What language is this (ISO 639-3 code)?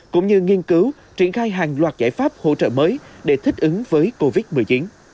vie